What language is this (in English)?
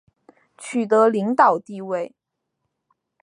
Chinese